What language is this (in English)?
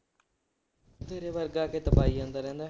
Punjabi